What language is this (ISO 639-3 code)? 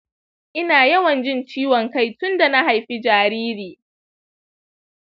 hau